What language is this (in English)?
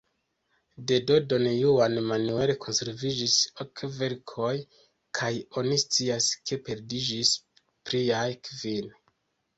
Esperanto